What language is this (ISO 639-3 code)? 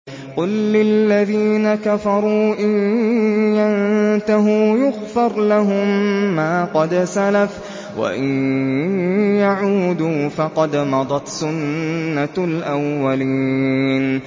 ara